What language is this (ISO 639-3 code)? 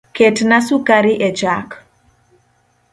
luo